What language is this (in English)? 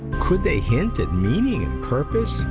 English